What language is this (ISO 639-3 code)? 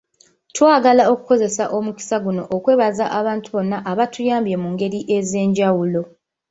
lug